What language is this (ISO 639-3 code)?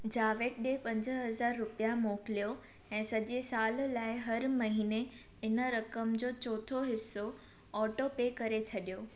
snd